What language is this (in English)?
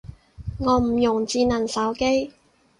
Cantonese